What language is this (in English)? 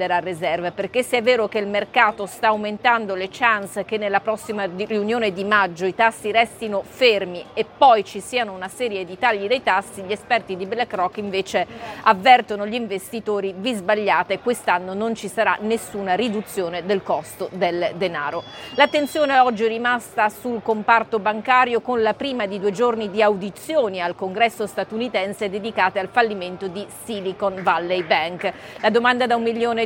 Italian